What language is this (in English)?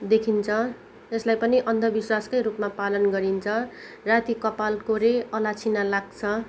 Nepali